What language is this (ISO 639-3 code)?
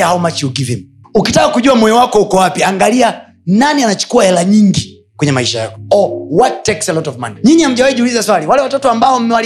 swa